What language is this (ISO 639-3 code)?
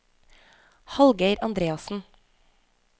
nor